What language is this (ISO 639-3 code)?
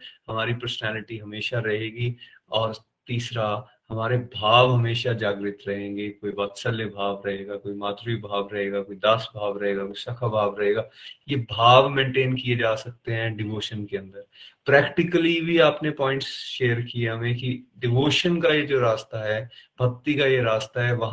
hin